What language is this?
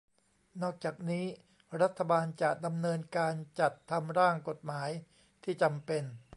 Thai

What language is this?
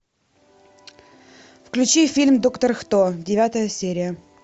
Russian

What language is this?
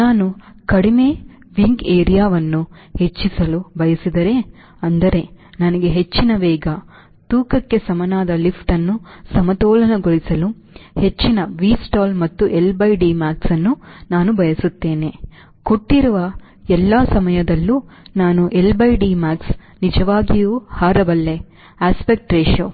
Kannada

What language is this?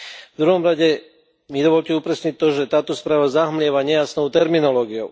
Slovak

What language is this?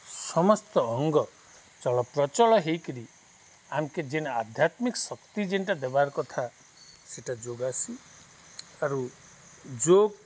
Odia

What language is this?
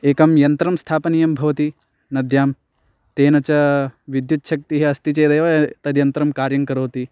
Sanskrit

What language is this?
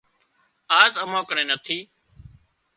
Wadiyara Koli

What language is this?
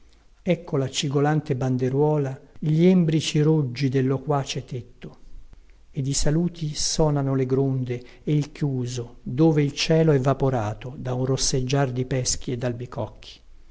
Italian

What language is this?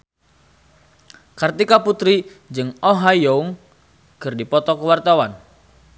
Sundanese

